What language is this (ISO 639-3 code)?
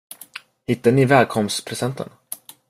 swe